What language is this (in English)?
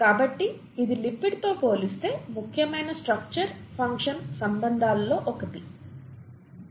Telugu